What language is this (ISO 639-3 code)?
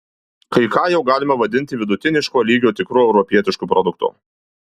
lit